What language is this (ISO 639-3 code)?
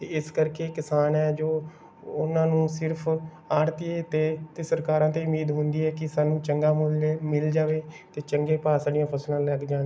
pan